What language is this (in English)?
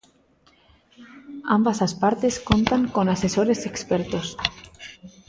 Galician